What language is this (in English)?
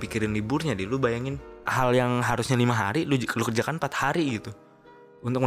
Indonesian